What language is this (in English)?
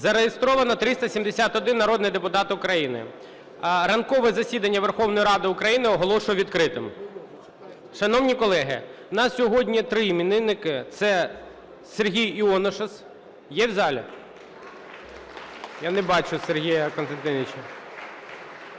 Ukrainian